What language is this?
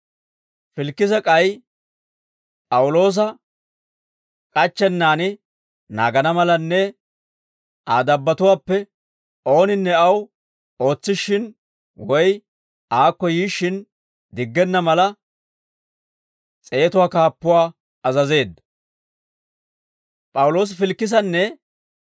Dawro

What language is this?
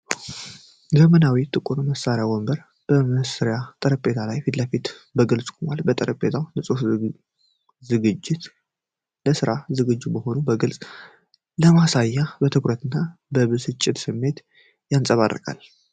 Amharic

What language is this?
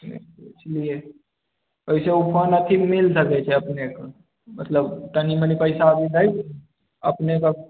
Maithili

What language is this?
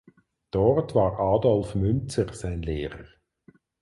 German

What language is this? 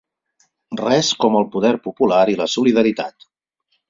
Catalan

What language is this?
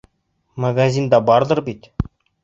Bashkir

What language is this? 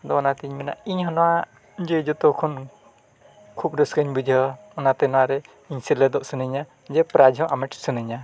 Santali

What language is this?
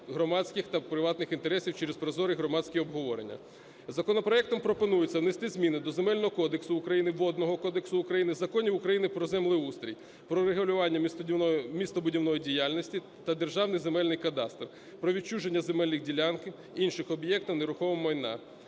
Ukrainian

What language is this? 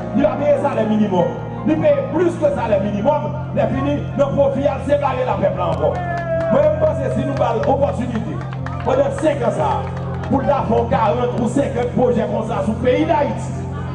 French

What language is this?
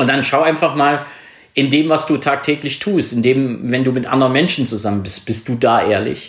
German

